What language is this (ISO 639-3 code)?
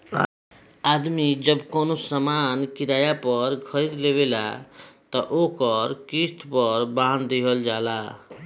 bho